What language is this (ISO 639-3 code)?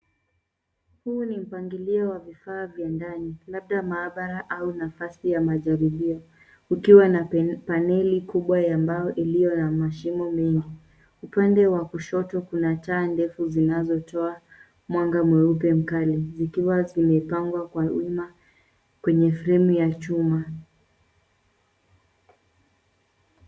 swa